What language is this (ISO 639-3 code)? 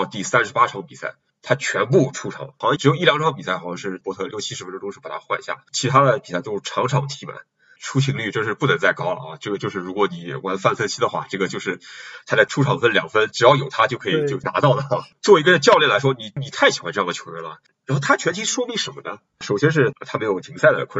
zho